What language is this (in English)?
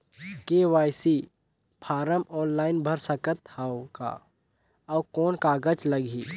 Chhattisgarhi